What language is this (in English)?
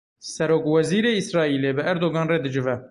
Kurdish